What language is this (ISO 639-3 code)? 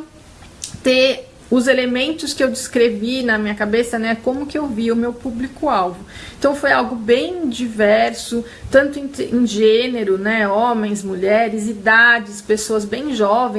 por